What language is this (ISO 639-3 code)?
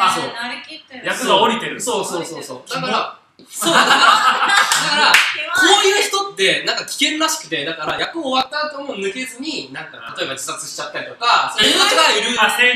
jpn